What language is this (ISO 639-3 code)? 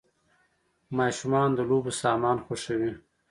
pus